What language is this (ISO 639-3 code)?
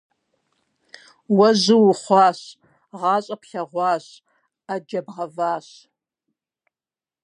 kbd